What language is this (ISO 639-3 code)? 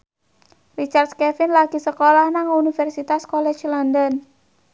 jav